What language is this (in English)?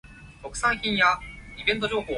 Cantonese